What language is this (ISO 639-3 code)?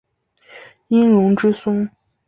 zho